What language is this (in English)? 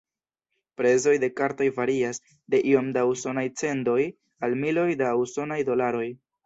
Esperanto